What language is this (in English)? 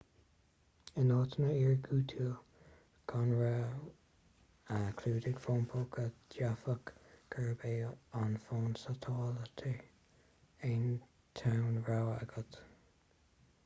Irish